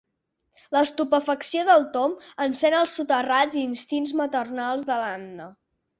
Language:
Catalan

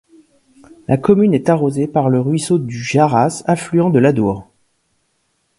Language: French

